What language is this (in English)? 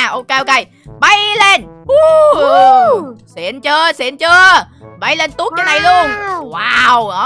Vietnamese